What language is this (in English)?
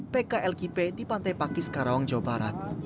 Indonesian